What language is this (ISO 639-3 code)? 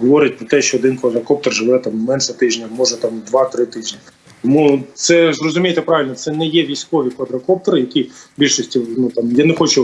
ukr